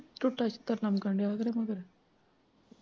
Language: Punjabi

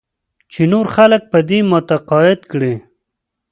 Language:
Pashto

